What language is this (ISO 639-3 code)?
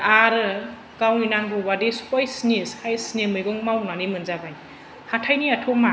brx